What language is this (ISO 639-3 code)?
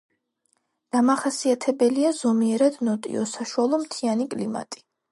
kat